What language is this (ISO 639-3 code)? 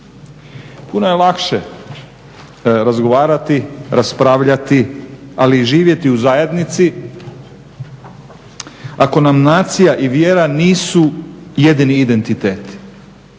hrv